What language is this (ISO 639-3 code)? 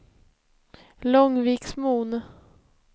swe